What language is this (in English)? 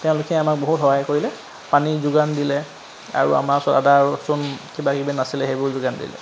Assamese